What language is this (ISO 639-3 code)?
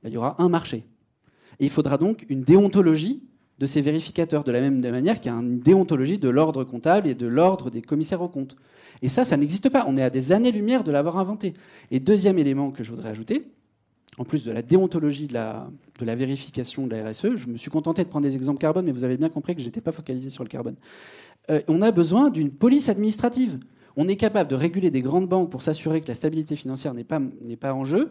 fra